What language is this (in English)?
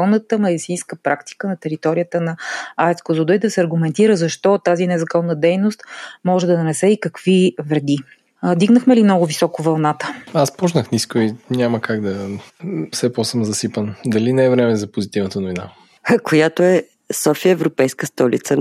Bulgarian